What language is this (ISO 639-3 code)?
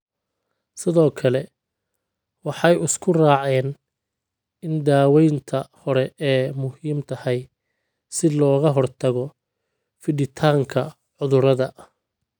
som